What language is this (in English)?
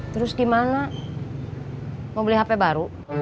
Indonesian